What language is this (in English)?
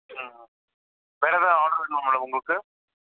Tamil